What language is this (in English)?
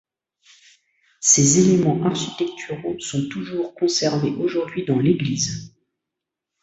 French